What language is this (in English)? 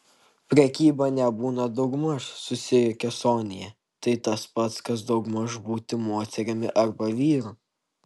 Lithuanian